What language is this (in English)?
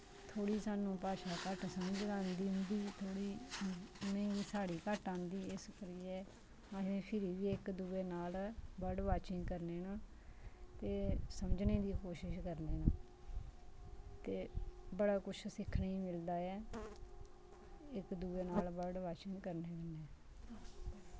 Dogri